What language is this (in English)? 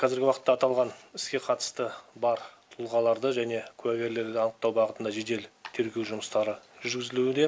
Kazakh